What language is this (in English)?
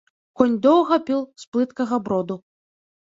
Belarusian